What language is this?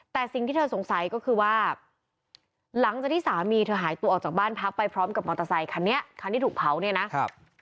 Thai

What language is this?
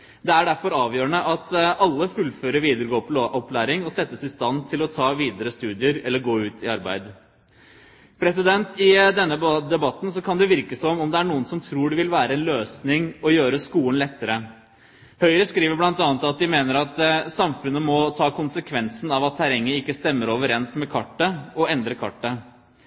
Norwegian Bokmål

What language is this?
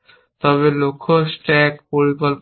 Bangla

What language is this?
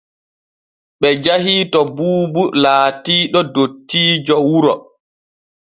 Borgu Fulfulde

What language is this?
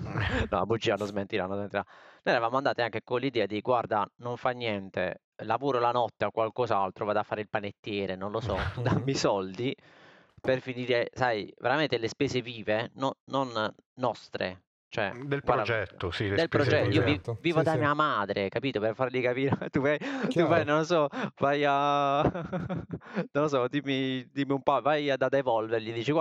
Italian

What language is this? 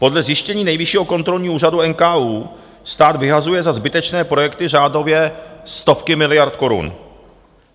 Czech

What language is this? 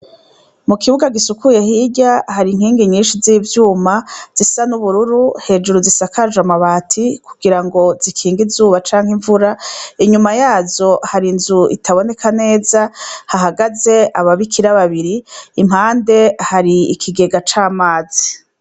Rundi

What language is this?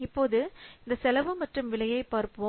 Tamil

